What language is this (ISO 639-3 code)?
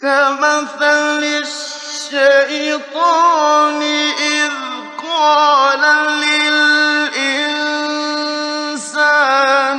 ara